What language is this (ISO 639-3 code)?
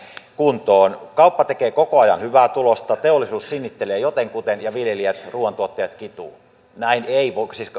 fin